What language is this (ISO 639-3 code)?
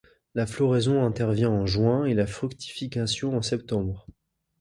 fra